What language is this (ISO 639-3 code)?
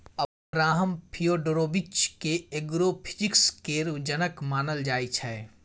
mai